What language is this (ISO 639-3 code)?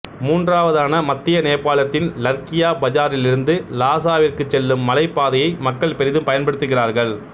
tam